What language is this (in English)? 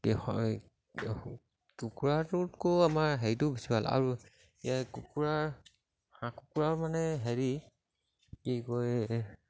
Assamese